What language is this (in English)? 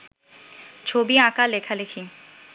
Bangla